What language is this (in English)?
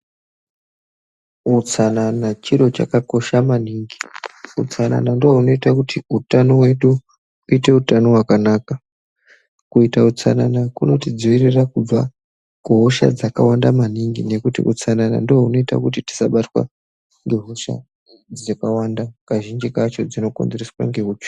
Ndau